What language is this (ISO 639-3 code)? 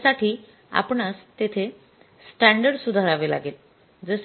mar